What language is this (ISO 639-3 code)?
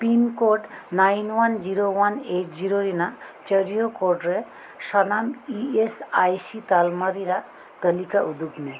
sat